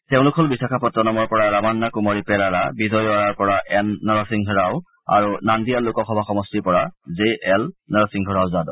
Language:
Assamese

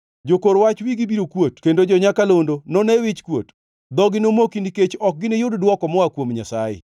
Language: Luo (Kenya and Tanzania)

